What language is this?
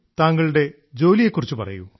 Malayalam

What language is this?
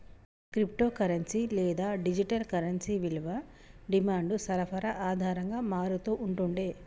Telugu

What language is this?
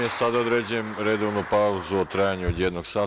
Serbian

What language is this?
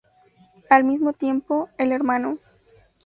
Spanish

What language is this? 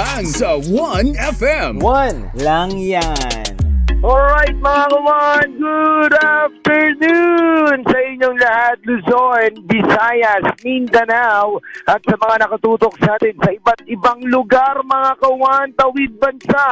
Filipino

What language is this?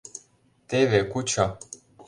Mari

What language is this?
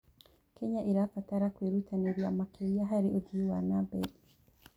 Kikuyu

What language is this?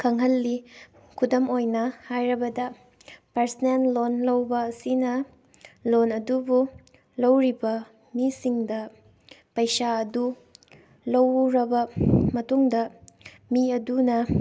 Manipuri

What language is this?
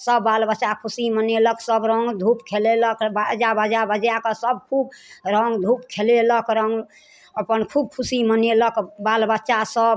Maithili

